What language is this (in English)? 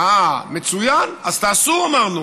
Hebrew